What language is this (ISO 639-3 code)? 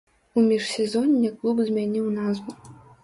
bel